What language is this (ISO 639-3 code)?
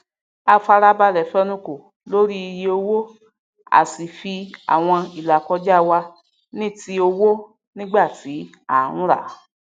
yor